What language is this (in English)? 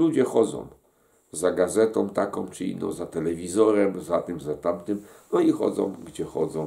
Polish